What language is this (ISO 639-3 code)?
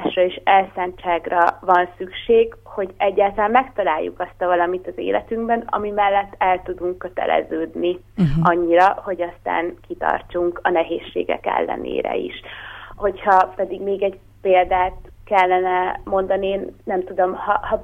hun